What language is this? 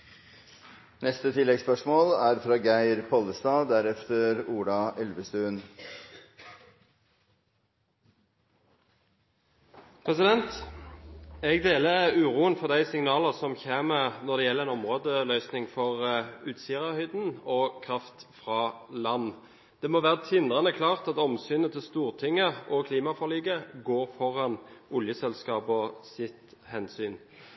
Norwegian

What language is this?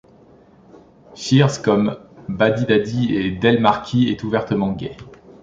French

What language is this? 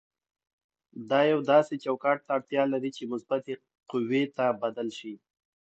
Pashto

